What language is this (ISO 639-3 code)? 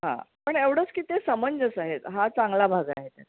mar